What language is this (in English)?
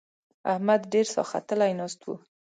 Pashto